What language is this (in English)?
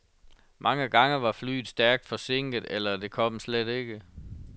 Danish